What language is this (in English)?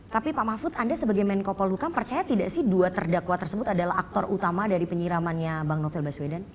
Indonesian